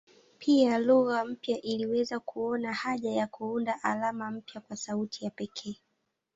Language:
Swahili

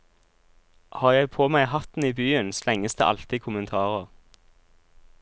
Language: Norwegian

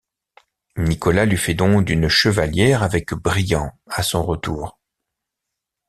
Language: French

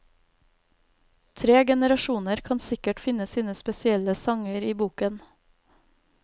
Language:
Norwegian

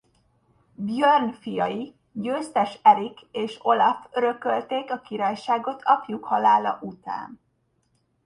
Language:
Hungarian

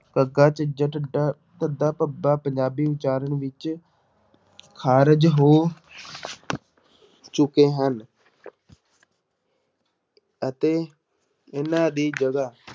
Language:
Punjabi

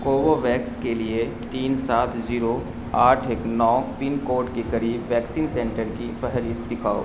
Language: Urdu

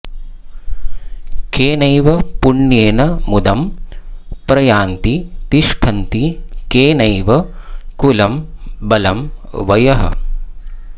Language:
Sanskrit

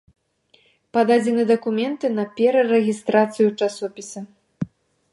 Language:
Belarusian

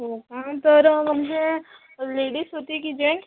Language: Marathi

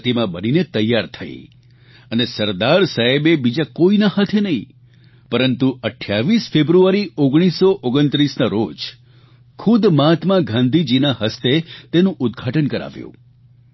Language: Gujarati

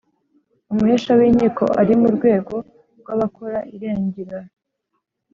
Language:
Kinyarwanda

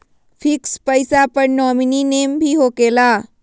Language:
Magahi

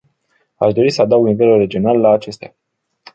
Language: Romanian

